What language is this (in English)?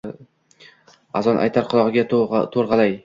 Uzbek